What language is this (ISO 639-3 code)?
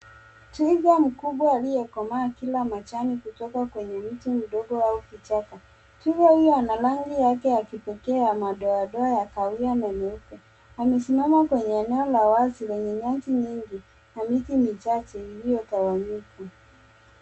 swa